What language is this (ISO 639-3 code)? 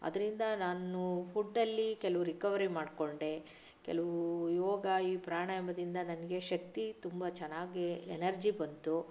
kan